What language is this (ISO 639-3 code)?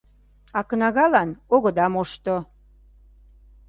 chm